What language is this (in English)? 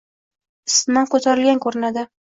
Uzbek